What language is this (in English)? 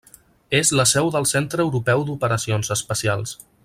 Catalan